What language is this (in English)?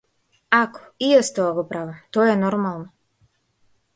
Macedonian